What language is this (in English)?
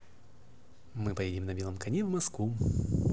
Russian